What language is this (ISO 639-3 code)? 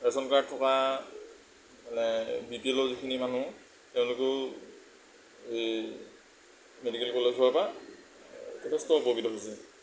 asm